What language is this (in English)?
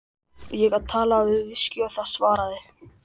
Icelandic